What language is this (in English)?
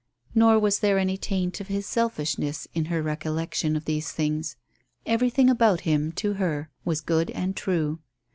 English